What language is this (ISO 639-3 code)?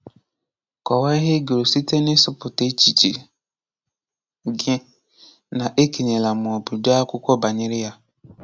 ibo